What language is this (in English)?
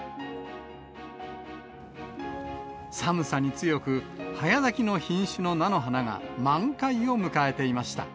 Japanese